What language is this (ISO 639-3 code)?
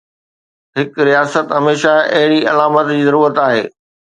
snd